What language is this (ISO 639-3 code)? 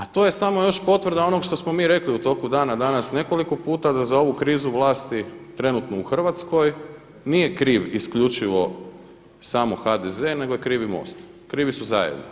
hrv